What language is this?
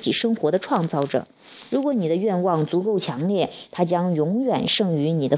Chinese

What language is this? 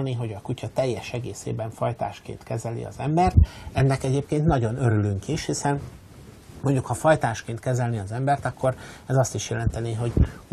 Hungarian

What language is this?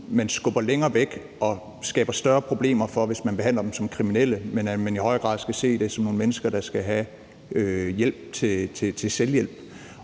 Danish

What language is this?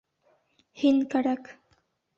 Bashkir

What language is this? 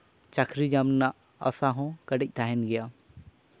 Santali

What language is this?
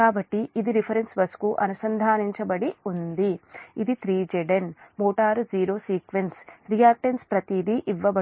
Telugu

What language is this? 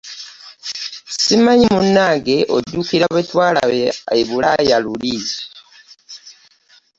Ganda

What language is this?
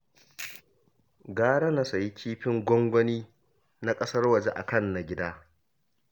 Hausa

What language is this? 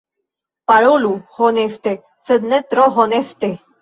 Esperanto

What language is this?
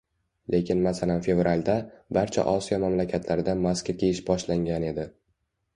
Uzbek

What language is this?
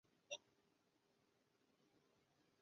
Chinese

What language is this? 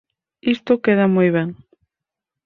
Galician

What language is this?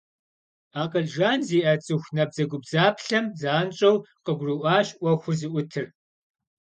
Kabardian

